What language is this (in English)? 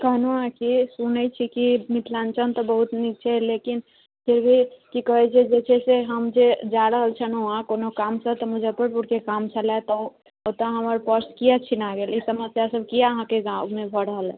Maithili